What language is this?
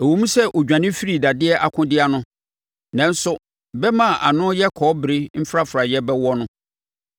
Akan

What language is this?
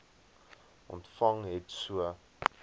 Afrikaans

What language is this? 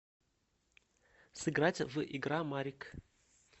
Russian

